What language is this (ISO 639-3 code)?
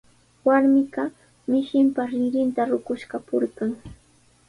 qws